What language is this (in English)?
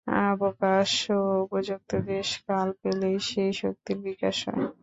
Bangla